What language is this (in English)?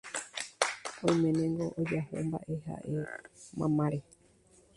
Guarani